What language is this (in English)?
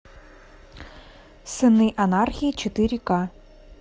Russian